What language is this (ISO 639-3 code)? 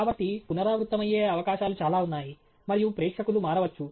tel